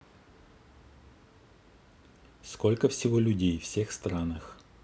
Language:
Russian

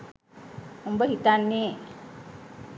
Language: Sinhala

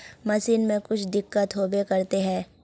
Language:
Magahi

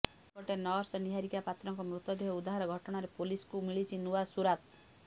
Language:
Odia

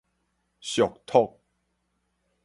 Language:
Min Nan Chinese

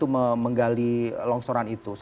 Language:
Indonesian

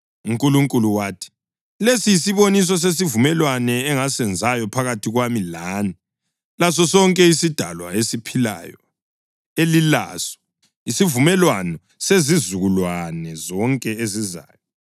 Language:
North Ndebele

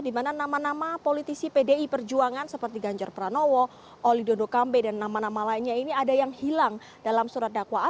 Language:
Indonesian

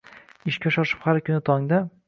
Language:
Uzbek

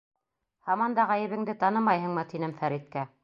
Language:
Bashkir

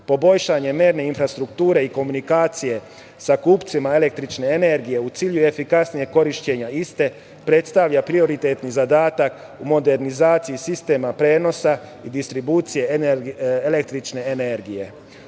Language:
Serbian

